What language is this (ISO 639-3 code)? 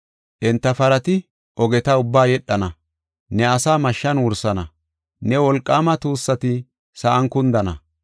gof